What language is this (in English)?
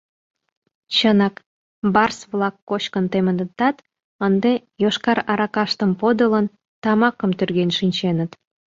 Mari